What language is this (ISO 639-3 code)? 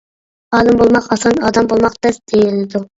uig